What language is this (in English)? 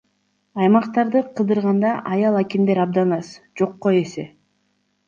Kyrgyz